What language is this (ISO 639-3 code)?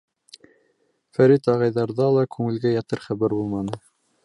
bak